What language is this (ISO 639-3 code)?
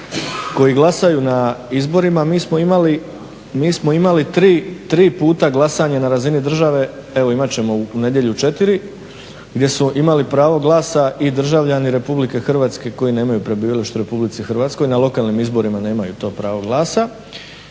hrv